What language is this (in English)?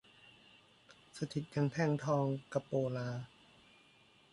Thai